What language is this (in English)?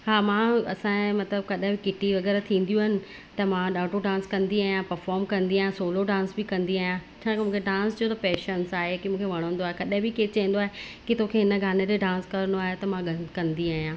Sindhi